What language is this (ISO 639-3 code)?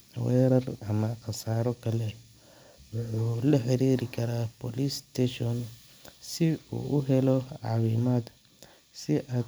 som